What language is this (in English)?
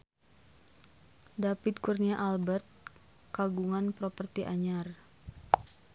Sundanese